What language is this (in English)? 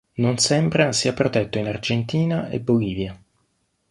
Italian